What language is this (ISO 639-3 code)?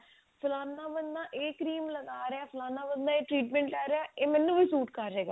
pan